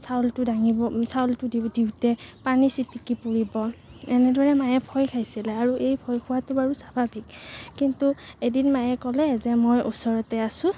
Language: Assamese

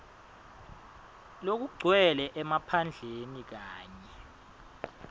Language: Swati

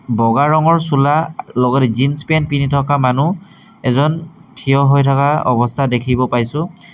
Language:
Assamese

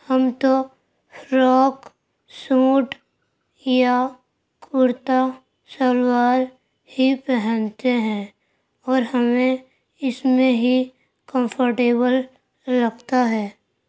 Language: Urdu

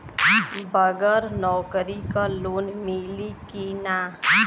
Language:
Bhojpuri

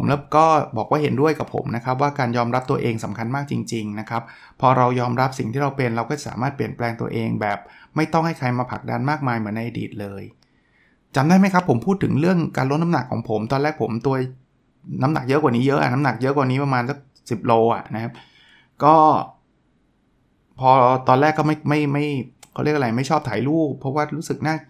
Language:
Thai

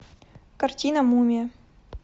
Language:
Russian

